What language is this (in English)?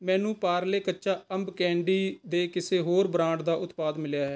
Punjabi